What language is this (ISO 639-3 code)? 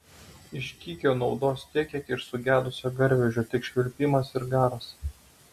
lit